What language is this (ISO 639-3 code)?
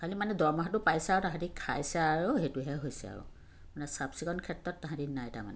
asm